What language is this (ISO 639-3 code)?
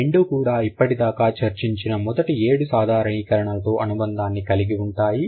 tel